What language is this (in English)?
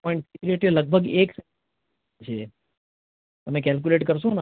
Gujarati